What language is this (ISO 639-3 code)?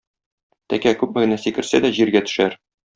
tat